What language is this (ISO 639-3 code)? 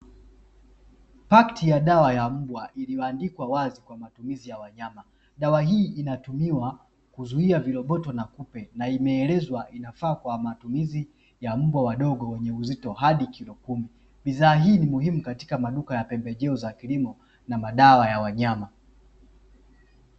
swa